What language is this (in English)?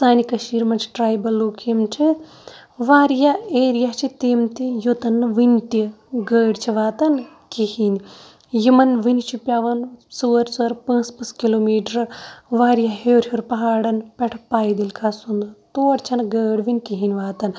Kashmiri